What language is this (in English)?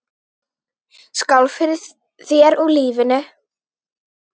Icelandic